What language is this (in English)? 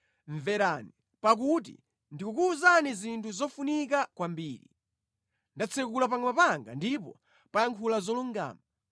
Nyanja